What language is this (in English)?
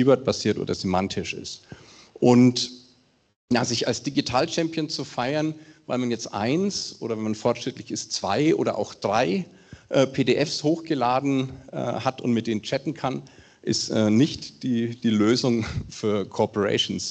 German